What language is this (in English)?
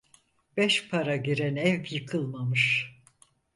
Turkish